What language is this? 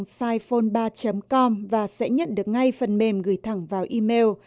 Vietnamese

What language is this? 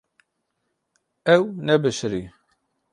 Kurdish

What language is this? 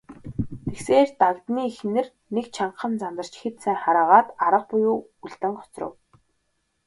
Mongolian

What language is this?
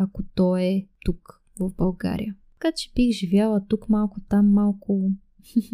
Bulgarian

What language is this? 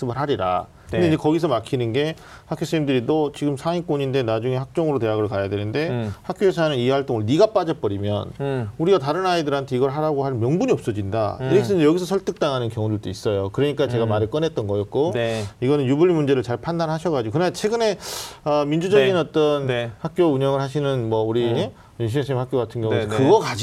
Korean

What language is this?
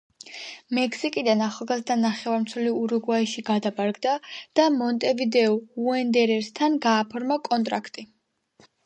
Georgian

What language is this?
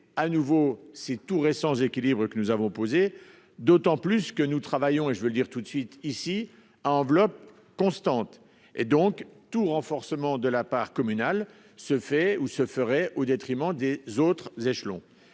French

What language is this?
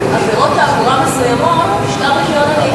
Hebrew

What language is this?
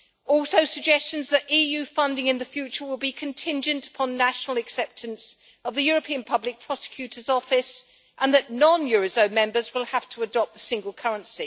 English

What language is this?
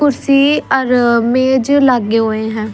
Haryanvi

